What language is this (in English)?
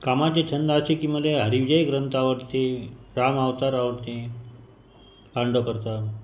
Marathi